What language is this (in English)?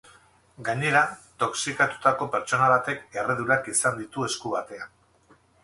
Basque